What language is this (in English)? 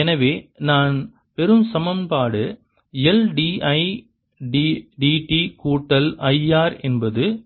Tamil